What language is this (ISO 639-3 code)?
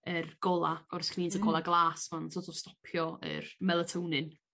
cym